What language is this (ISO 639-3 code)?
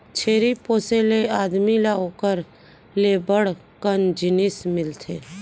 hne